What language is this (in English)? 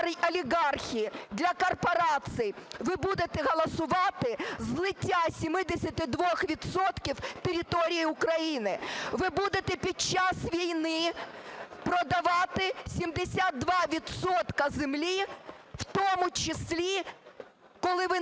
Ukrainian